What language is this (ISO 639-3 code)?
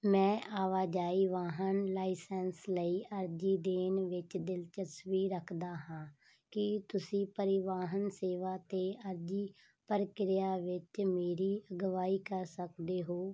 pan